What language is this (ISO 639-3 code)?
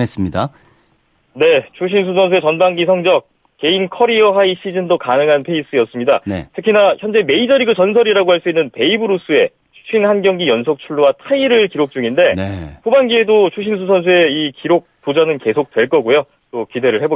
kor